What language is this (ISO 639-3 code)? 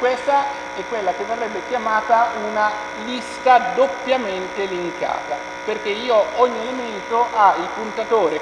ita